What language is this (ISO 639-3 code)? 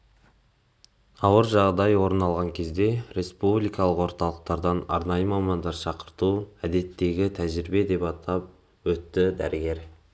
kaz